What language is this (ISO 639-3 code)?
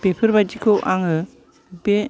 brx